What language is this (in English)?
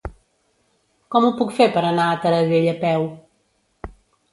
Catalan